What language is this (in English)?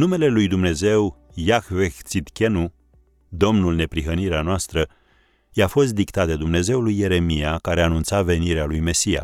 Romanian